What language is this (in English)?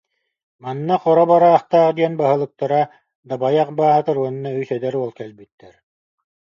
Yakut